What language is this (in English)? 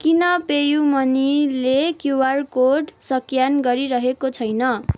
Nepali